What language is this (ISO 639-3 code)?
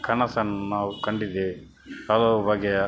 kan